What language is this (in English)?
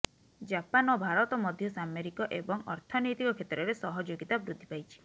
Odia